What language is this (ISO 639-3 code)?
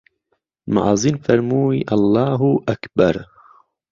ckb